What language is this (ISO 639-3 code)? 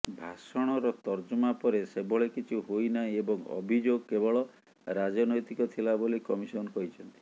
ori